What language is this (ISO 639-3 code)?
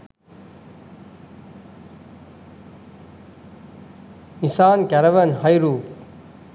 sin